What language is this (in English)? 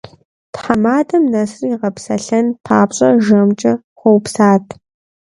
Kabardian